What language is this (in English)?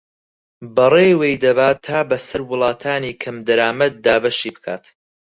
Central Kurdish